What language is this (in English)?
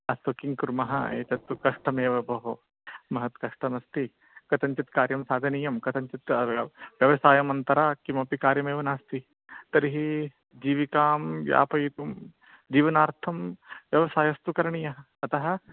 Sanskrit